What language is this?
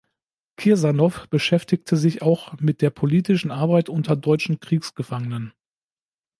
German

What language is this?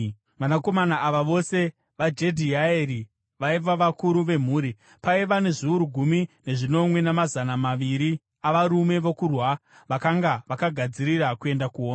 Shona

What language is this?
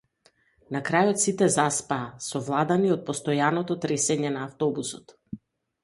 Macedonian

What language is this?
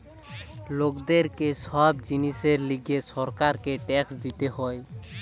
Bangla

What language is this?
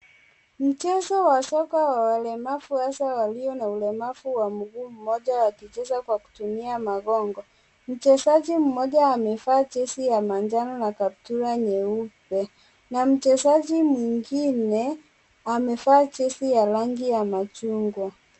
Swahili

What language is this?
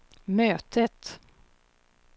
Swedish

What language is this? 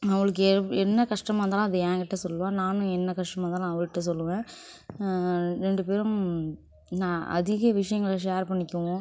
Tamil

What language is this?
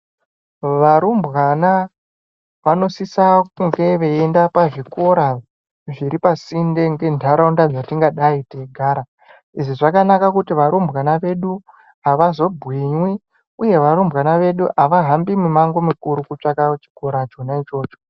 Ndau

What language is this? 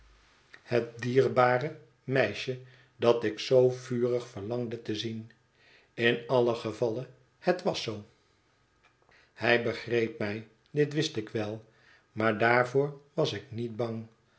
Dutch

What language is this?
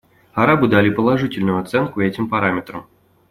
Russian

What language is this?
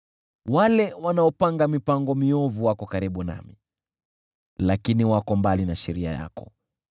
Swahili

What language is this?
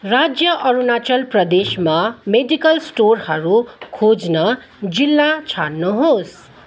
Nepali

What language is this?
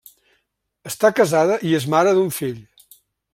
Catalan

